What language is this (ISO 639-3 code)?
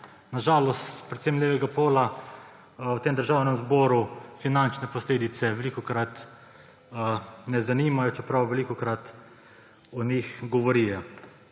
slv